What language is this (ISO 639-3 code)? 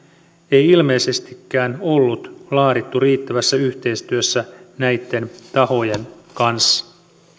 fin